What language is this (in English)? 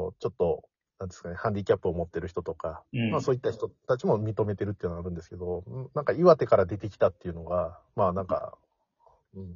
Japanese